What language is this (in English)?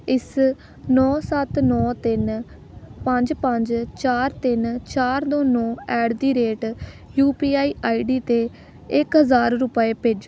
Punjabi